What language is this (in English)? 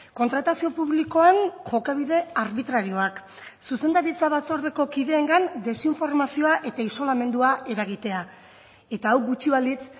Basque